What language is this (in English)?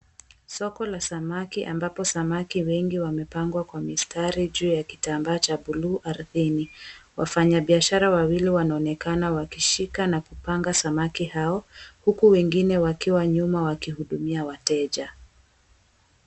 Swahili